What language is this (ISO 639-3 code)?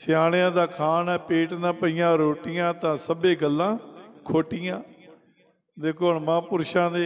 hin